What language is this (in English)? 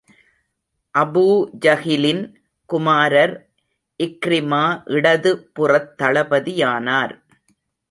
Tamil